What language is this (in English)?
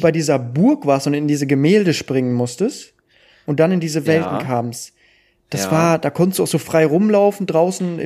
German